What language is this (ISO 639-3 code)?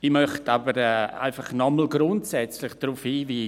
gsw